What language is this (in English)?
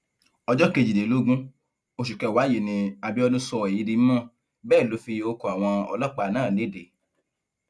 Yoruba